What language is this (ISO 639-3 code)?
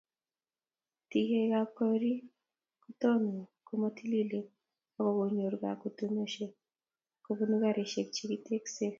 kln